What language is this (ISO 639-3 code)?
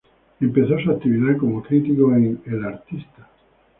spa